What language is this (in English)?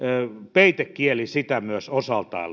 Finnish